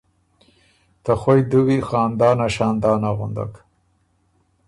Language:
Ormuri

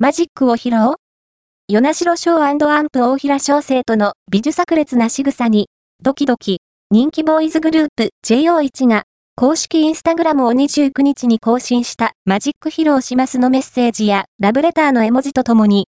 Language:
Japanese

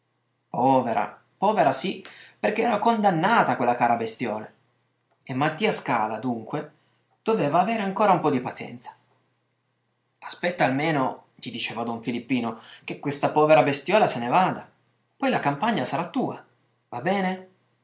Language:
Italian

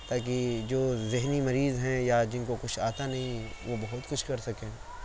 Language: Urdu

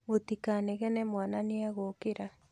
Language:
Kikuyu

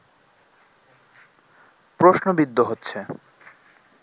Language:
Bangla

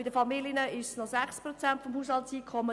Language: Swiss German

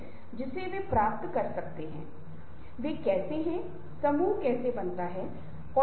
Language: Hindi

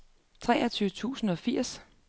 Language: Danish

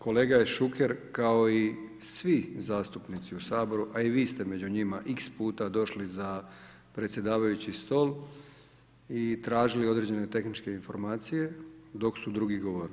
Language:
Croatian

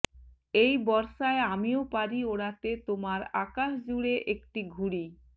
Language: Bangla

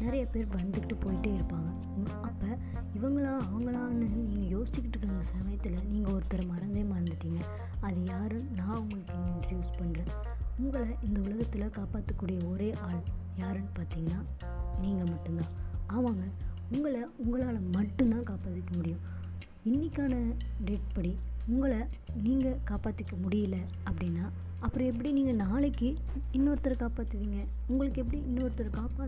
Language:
Tamil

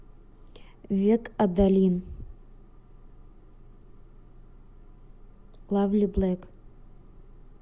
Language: Russian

